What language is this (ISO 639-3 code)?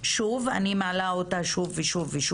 heb